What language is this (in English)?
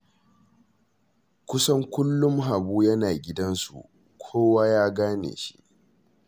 Hausa